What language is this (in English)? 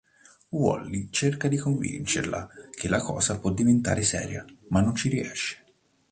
Italian